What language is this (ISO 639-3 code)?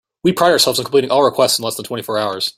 eng